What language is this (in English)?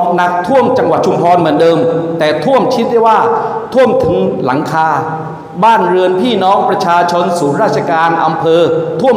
Thai